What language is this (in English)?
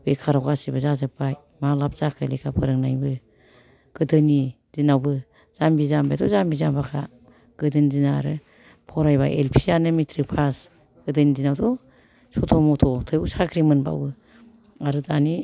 Bodo